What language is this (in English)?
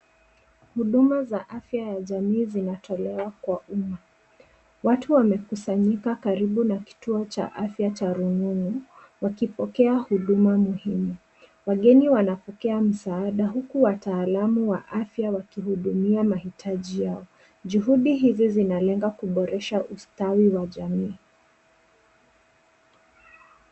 Swahili